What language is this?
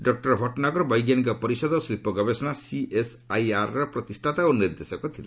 Odia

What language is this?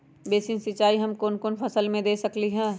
Magahi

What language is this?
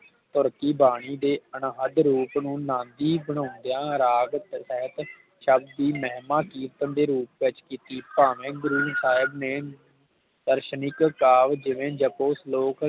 Punjabi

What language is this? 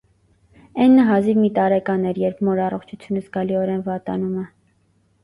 Armenian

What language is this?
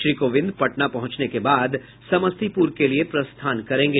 Hindi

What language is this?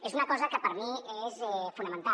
Catalan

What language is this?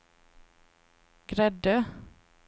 Swedish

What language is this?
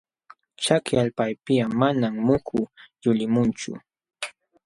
Jauja Wanca Quechua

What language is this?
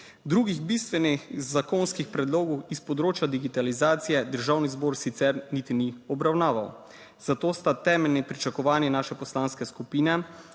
Slovenian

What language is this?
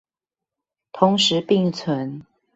Chinese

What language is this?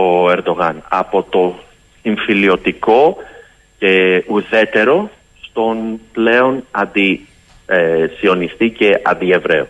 Greek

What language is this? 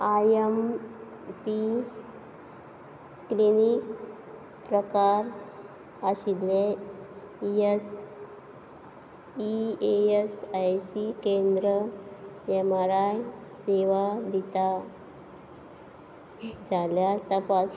Konkani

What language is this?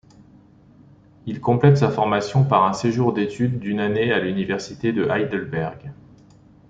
French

